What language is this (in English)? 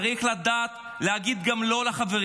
Hebrew